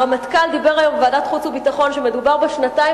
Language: Hebrew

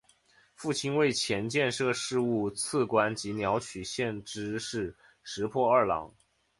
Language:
Chinese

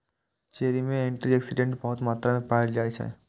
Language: Maithili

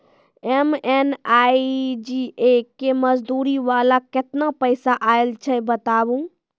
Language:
Maithili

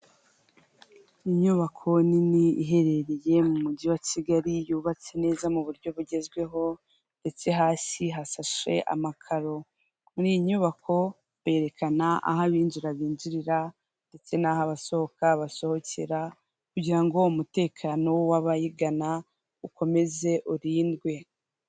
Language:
Kinyarwanda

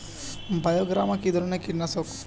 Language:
Bangla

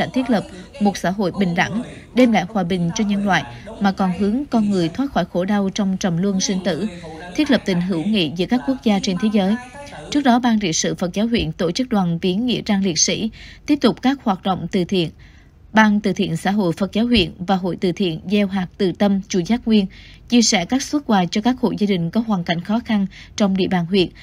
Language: Vietnamese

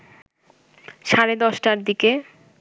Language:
Bangla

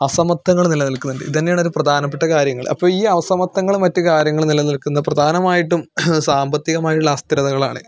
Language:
Malayalam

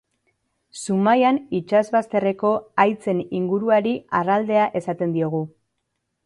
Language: Basque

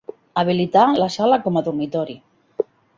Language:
Catalan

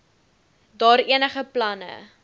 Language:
Afrikaans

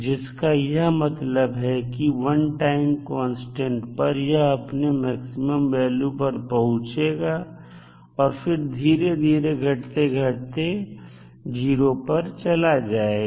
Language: Hindi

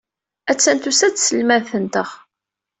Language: Kabyle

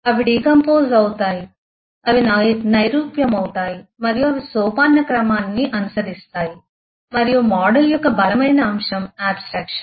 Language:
Telugu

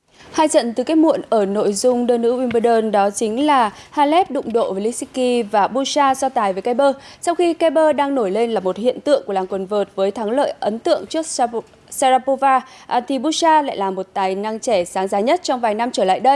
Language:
Vietnamese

